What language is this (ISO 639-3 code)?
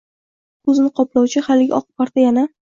uzb